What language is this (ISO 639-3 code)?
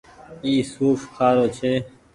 gig